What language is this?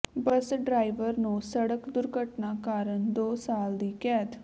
Punjabi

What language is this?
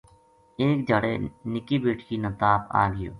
Gujari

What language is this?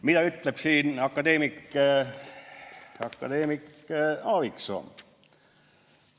Estonian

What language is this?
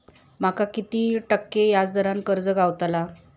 Marathi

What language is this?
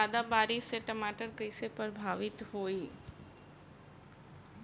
Bhojpuri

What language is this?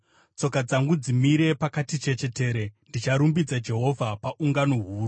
Shona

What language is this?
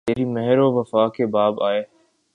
Urdu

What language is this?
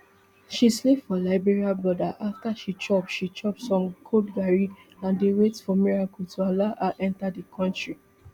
Nigerian Pidgin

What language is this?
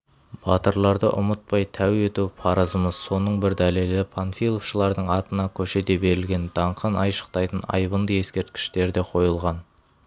Kazakh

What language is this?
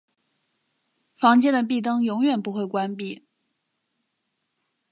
Chinese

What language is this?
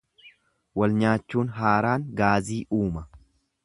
Oromo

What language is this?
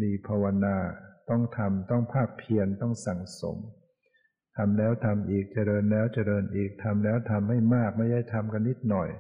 Thai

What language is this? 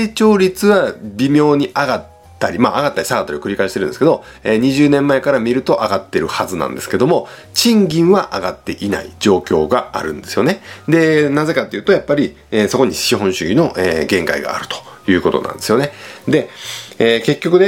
Japanese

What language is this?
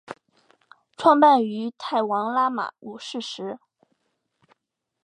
Chinese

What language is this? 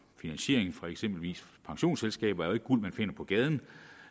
Danish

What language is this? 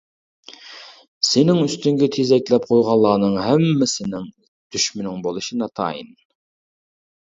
Uyghur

